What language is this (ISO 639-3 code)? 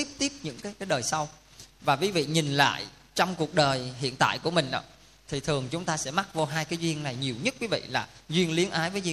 vie